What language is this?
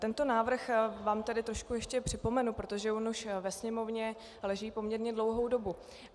Czech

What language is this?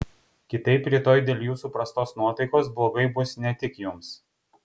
Lithuanian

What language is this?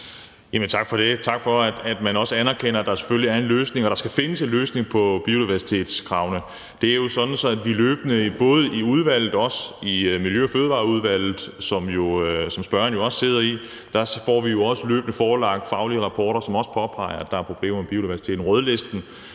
Danish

